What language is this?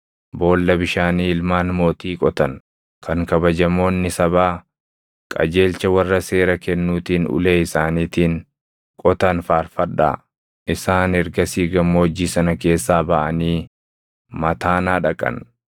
Oromo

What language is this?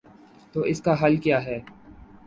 Urdu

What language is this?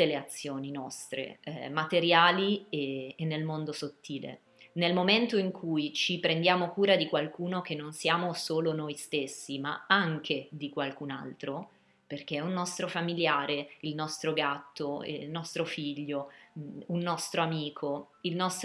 Italian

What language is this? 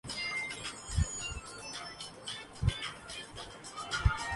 Urdu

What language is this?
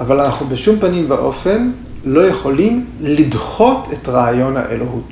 Hebrew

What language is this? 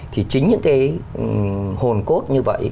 Vietnamese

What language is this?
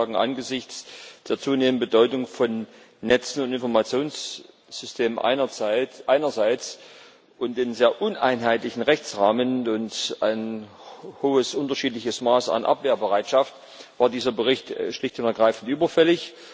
German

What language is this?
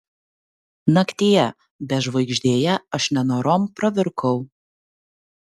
Lithuanian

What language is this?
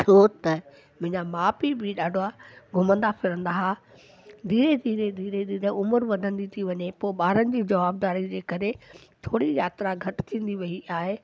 Sindhi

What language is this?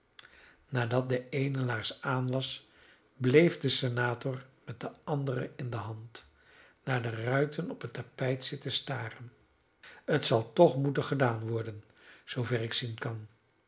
Dutch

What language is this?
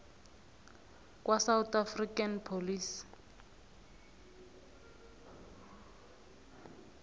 South Ndebele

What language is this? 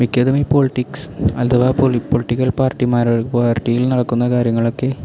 Malayalam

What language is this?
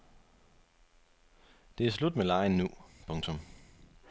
Danish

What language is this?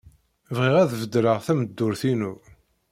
Kabyle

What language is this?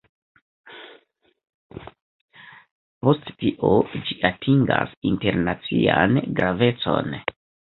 Esperanto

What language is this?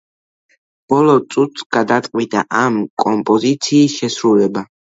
Georgian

